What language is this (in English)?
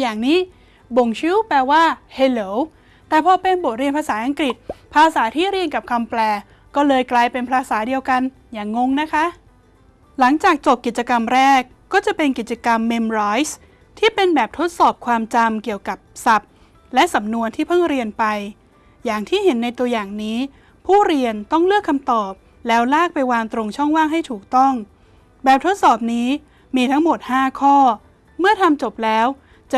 Thai